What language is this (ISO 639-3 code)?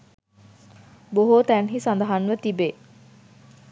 sin